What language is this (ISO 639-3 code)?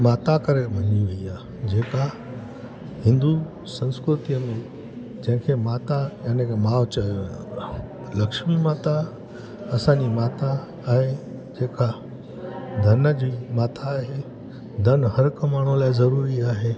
snd